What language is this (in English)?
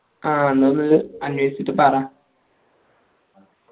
Malayalam